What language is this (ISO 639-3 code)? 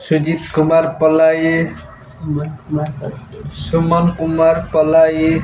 ori